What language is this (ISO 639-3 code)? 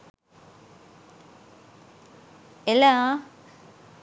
sin